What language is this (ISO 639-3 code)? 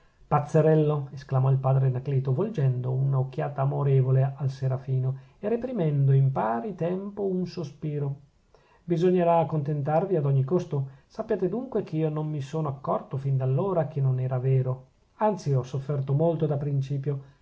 ita